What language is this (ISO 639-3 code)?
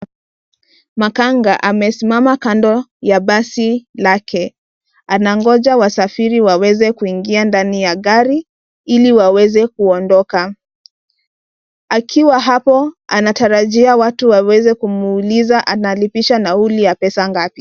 swa